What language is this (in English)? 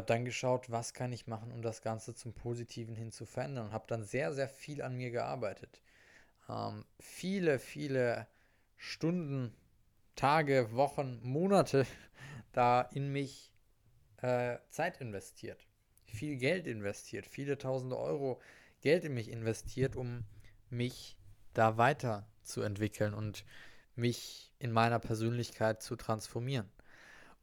German